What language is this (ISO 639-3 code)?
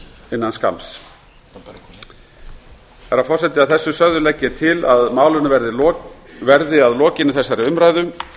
isl